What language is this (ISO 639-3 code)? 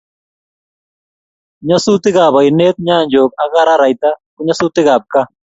kln